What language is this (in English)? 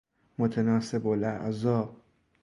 Persian